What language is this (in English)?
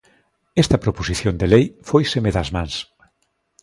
Galician